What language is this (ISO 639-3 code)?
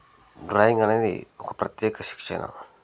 tel